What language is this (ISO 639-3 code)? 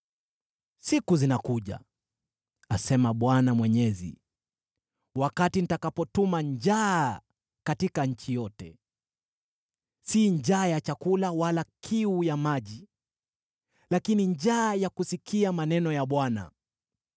swa